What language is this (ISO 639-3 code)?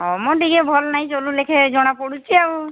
ori